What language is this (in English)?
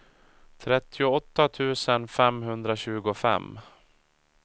Swedish